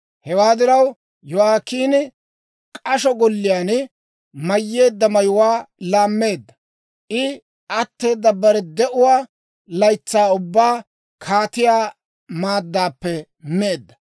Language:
Dawro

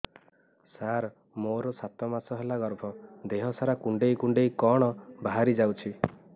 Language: Odia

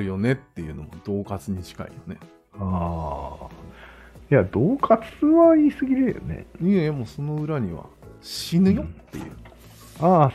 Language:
Japanese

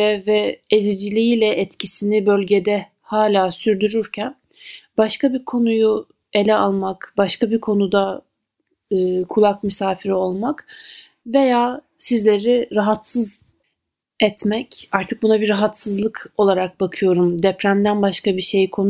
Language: Turkish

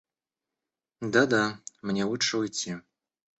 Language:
Russian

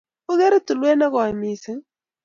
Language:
Kalenjin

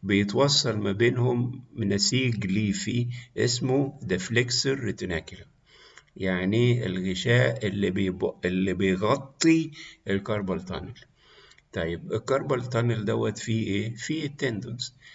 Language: Arabic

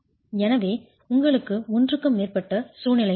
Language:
Tamil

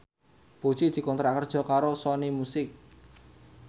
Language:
Javanese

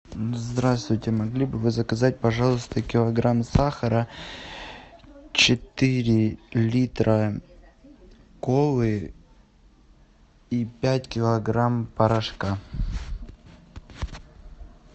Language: Russian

